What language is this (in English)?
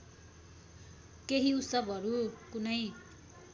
Nepali